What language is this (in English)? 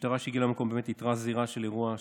Hebrew